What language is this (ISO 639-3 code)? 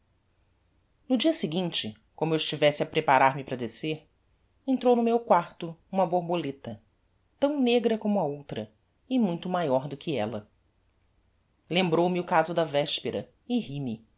por